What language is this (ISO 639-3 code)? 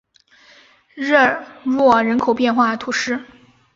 zho